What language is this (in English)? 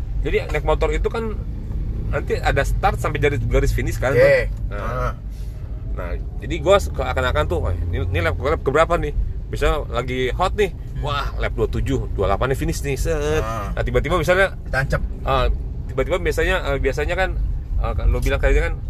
Indonesian